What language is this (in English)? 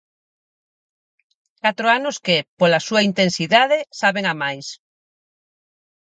Galician